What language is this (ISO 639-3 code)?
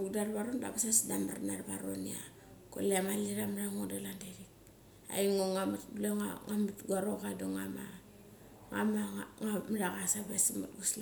gcc